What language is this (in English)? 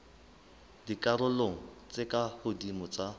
Southern Sotho